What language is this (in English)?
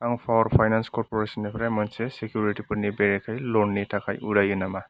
Bodo